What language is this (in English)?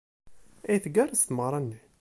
Kabyle